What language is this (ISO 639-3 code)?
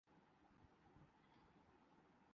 urd